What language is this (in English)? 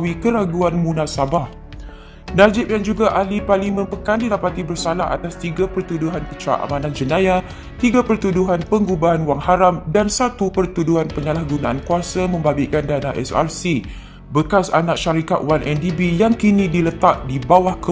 Malay